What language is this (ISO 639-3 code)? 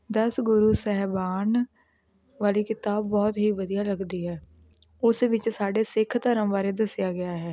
pan